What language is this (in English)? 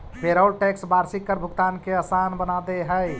Magahi